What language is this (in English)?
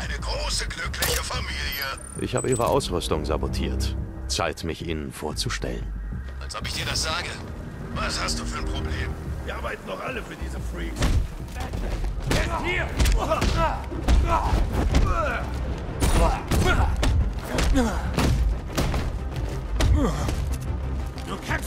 German